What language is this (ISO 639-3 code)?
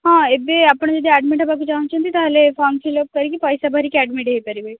ori